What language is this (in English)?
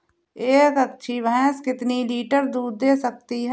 Hindi